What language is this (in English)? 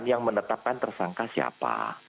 Indonesian